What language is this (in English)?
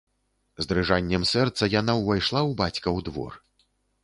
Belarusian